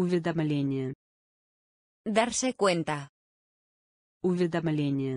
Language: Russian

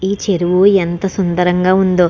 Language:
Telugu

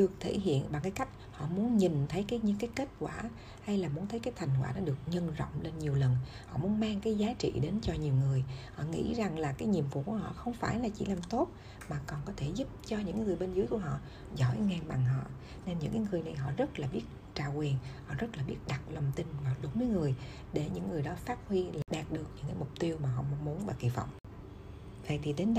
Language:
Vietnamese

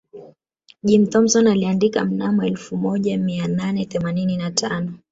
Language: Swahili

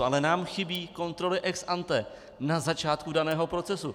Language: Czech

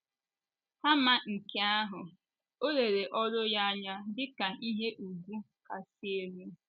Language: Igbo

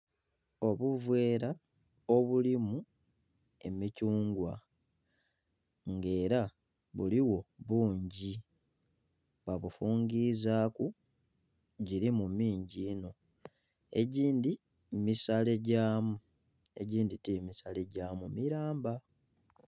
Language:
Soga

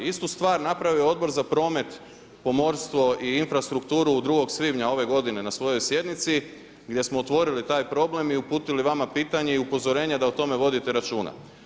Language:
Croatian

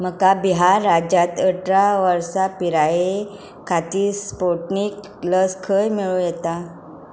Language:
Konkani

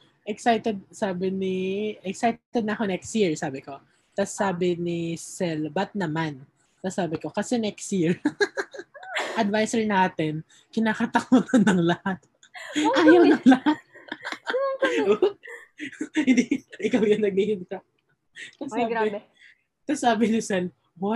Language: Filipino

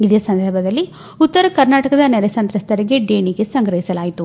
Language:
Kannada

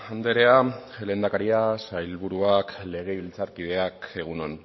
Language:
Basque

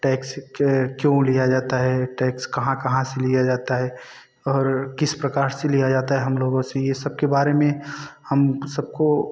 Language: Hindi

